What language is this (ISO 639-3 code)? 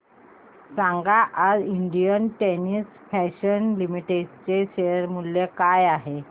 mar